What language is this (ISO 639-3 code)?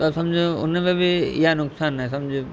snd